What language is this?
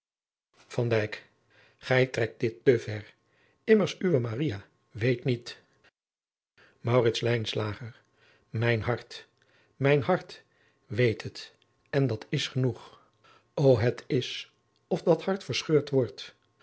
Dutch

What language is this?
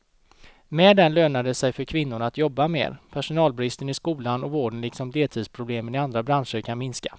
Swedish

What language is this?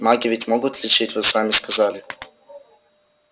Russian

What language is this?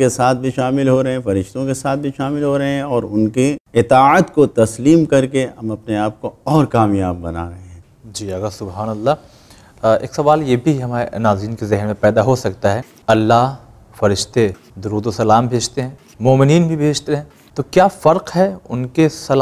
Arabic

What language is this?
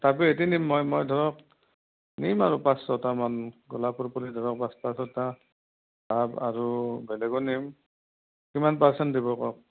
Assamese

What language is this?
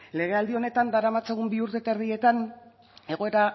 Basque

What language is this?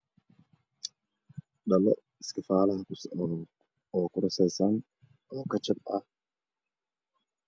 Somali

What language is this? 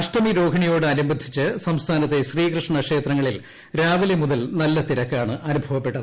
Malayalam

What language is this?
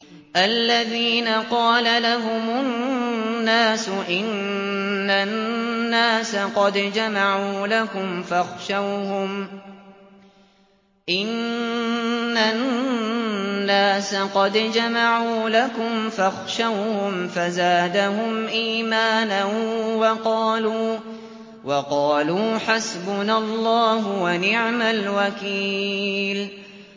Arabic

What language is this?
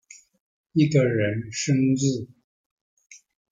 Chinese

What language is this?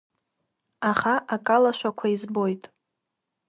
Abkhazian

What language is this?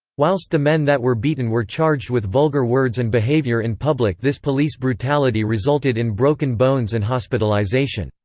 English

